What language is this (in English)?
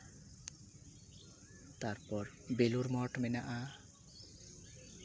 Santali